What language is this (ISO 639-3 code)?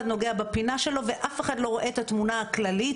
heb